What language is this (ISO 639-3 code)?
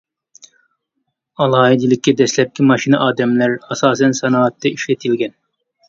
uig